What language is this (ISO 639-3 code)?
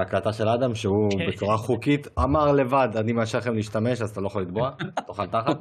heb